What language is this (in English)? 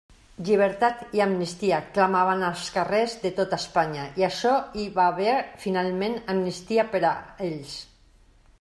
Catalan